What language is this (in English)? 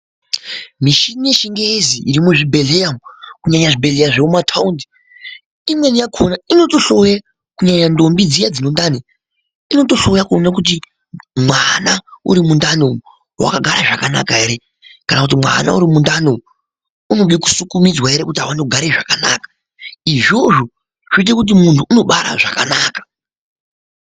Ndau